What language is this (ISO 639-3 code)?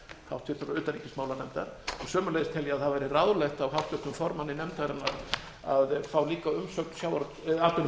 isl